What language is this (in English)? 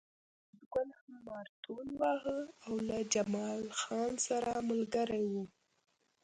Pashto